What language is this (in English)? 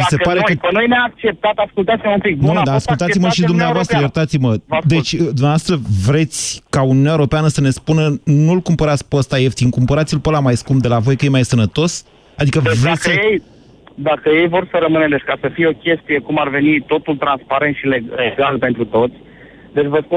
Romanian